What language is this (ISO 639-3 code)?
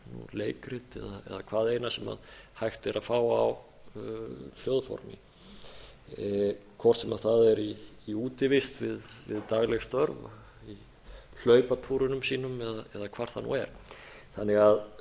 isl